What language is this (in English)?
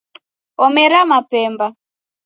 Taita